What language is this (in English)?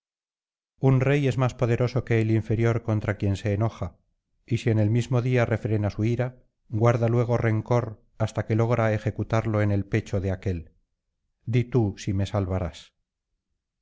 Spanish